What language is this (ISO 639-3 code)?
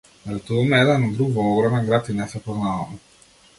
mkd